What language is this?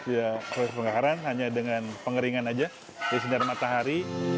Indonesian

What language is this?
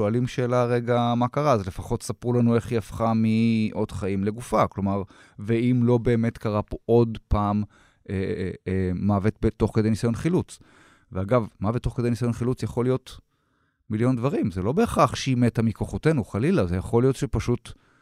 Hebrew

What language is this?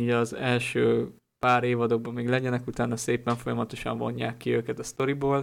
Hungarian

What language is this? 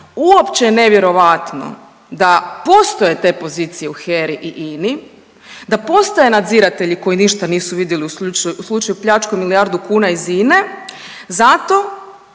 Croatian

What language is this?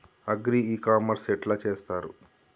Telugu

